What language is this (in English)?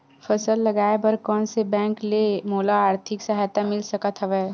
Chhattisgarhi